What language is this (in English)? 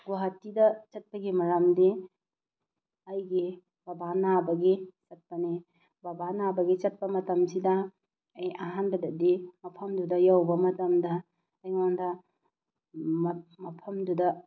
Manipuri